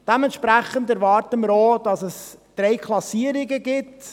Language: Swiss German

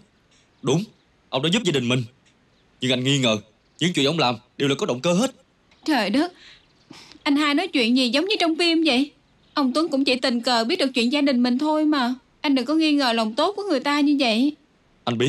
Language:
Vietnamese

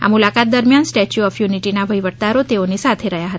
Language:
Gujarati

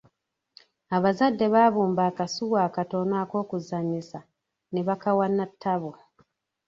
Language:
Ganda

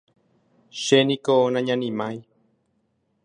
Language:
Guarani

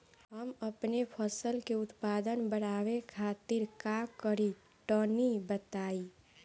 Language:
Bhojpuri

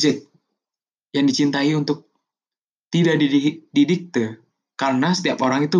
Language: Indonesian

